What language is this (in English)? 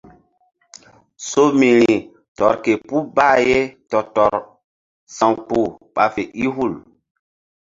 Mbum